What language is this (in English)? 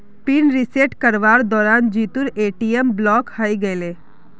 Magahi